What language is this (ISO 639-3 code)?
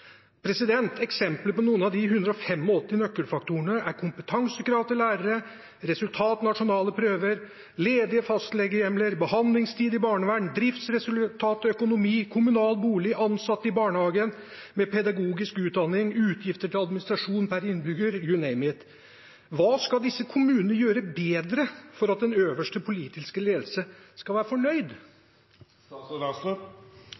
nob